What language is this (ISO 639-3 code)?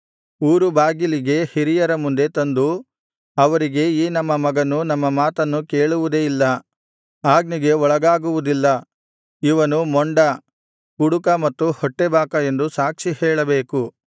kan